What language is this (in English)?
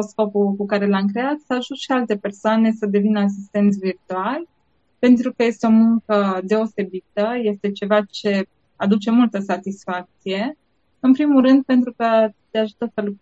Romanian